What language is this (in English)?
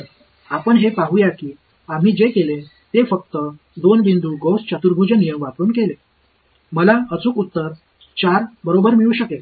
Marathi